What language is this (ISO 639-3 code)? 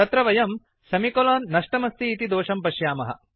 san